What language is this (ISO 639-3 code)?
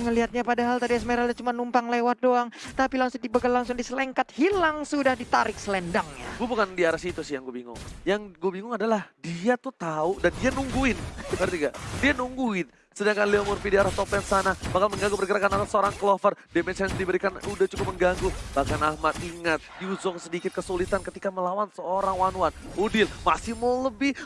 ind